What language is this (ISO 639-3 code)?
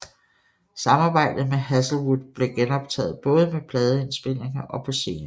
dan